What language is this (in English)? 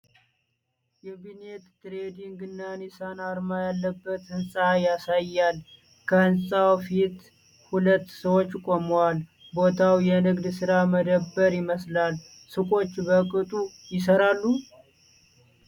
Amharic